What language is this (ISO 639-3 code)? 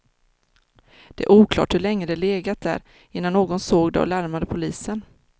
swe